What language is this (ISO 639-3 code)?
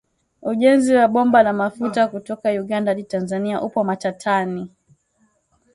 swa